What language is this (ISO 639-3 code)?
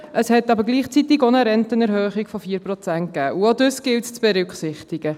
gsw